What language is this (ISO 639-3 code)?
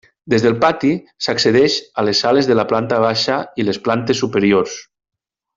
cat